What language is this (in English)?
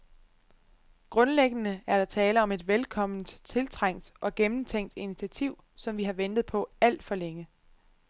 Danish